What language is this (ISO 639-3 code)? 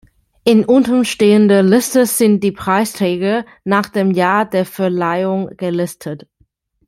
deu